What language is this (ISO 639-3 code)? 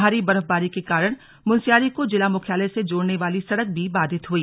hin